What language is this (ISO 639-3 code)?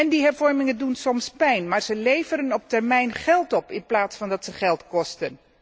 nld